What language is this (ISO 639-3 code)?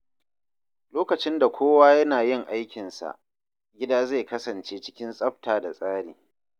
hau